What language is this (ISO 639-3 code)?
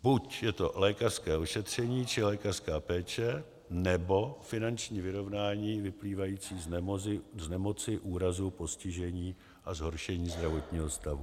ces